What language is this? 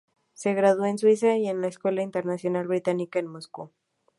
Spanish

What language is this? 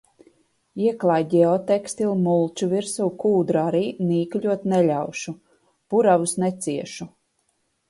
Latvian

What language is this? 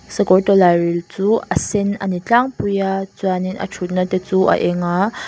Mizo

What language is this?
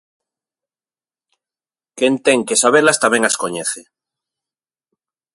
Galician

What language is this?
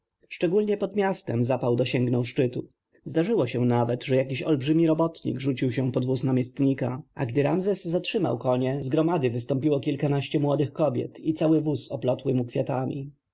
Polish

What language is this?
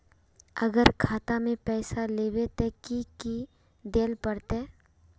Magahi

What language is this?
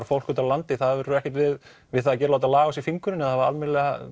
Icelandic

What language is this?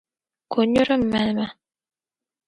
Dagbani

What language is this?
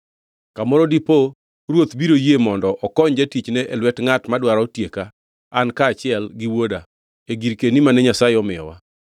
Luo (Kenya and Tanzania)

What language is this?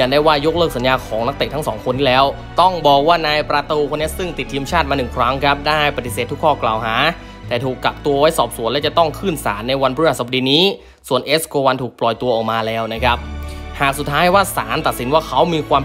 Thai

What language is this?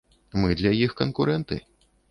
Belarusian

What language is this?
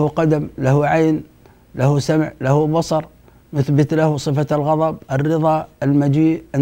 Arabic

